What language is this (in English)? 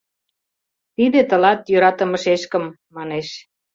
Mari